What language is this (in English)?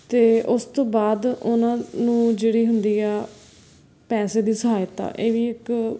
Punjabi